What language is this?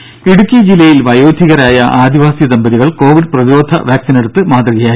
Malayalam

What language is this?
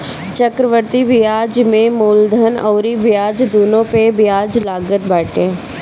Bhojpuri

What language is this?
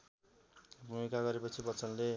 Nepali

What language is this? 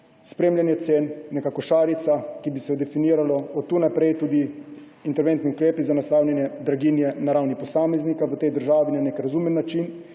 Slovenian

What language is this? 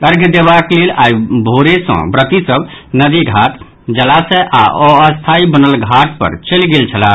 Maithili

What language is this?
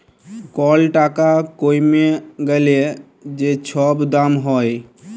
Bangla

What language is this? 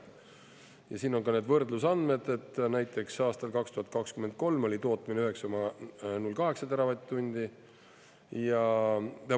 Estonian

